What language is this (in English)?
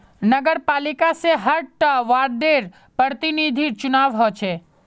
Magahi